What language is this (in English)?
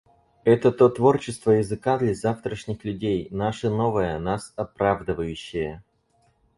Russian